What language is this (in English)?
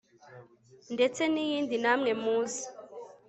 Kinyarwanda